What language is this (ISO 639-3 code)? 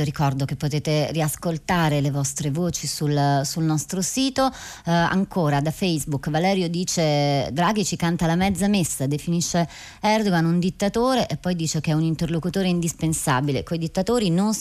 ita